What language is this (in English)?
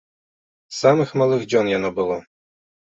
Belarusian